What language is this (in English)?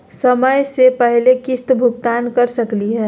Magahi